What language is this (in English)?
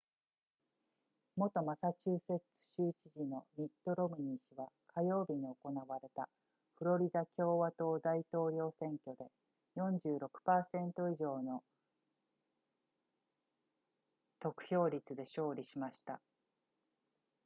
Japanese